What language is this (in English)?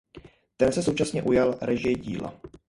Czech